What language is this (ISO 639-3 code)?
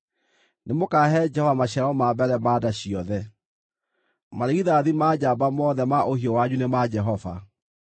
kik